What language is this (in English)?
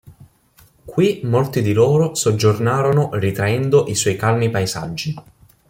Italian